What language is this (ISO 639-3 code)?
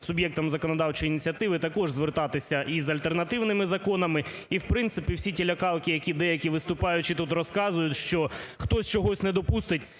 ukr